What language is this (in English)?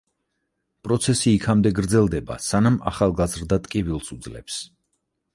Georgian